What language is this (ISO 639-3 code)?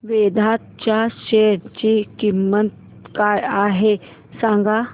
mar